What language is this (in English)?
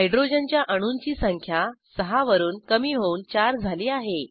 Marathi